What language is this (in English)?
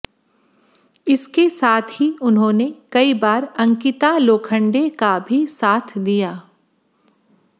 Hindi